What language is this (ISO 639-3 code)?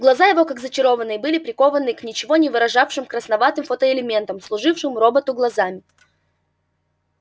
rus